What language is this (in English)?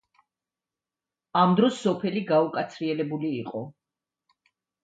Georgian